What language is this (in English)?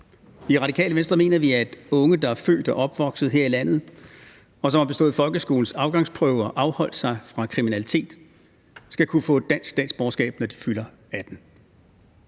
Danish